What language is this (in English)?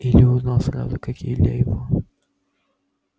Russian